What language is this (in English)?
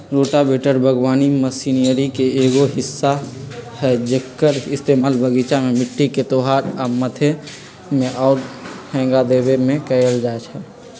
Magahi